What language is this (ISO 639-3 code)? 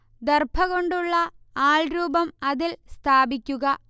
mal